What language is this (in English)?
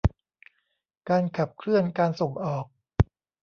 Thai